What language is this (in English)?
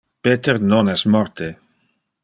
Interlingua